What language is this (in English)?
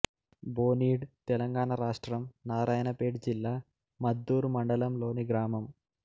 Telugu